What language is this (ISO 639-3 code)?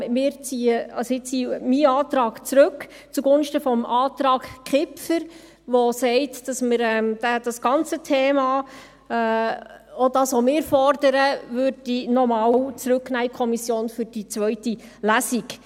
gsw